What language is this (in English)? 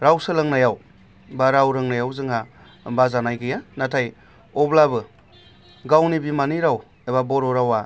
Bodo